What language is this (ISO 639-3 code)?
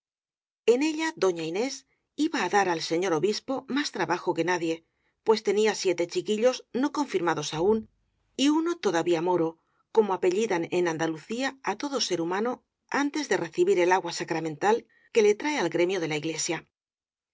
spa